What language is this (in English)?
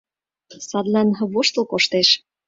Mari